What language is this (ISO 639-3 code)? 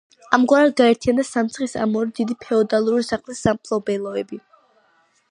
kat